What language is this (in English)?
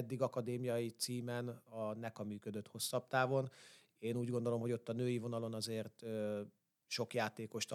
Hungarian